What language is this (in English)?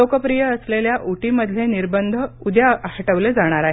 Marathi